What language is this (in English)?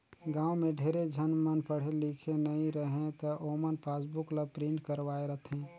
Chhattisgarhi